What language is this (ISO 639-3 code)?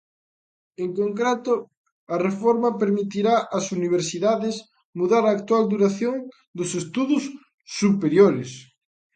glg